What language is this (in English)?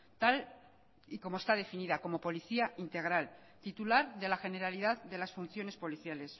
Spanish